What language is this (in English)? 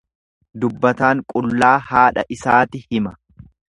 Oromo